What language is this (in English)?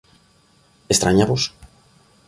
Galician